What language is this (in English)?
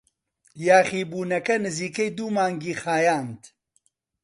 Central Kurdish